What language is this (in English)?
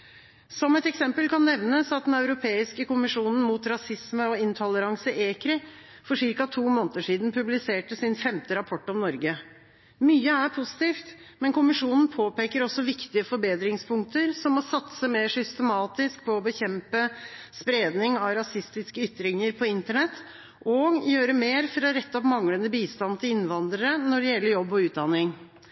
Norwegian Bokmål